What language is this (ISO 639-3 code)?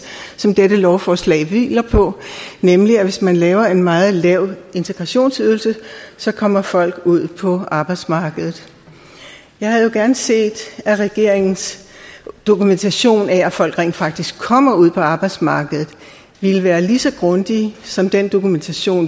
dan